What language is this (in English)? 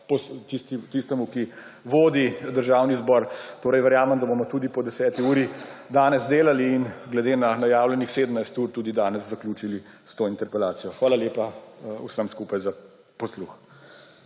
Slovenian